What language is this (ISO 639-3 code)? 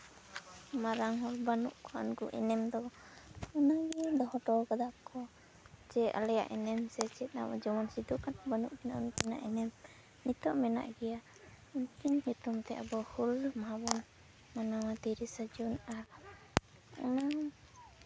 sat